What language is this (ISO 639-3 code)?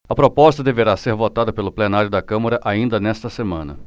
por